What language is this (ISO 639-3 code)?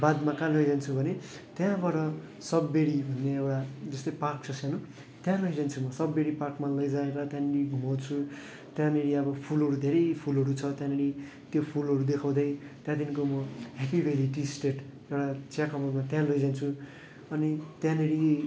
nep